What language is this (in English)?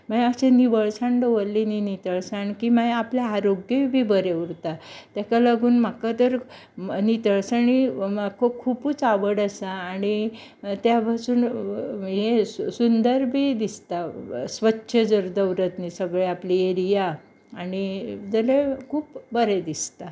Konkani